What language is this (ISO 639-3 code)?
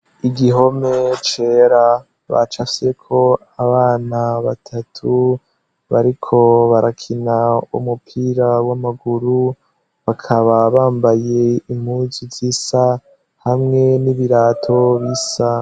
run